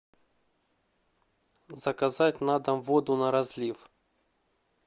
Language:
Russian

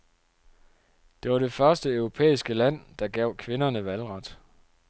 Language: Danish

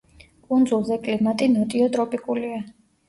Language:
Georgian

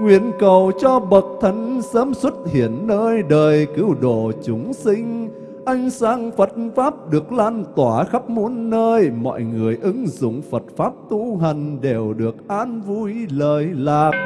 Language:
Vietnamese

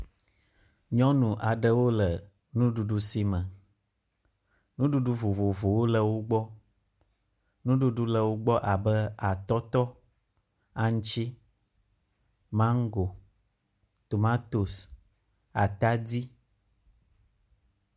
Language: Ewe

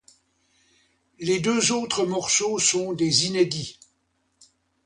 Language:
French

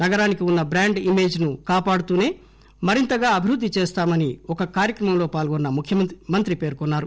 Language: Telugu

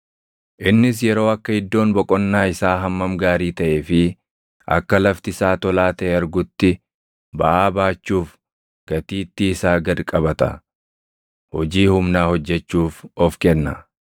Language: Oromo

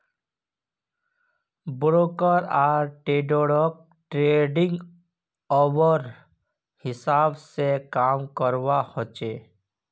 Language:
Magahi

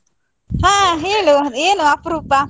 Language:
Kannada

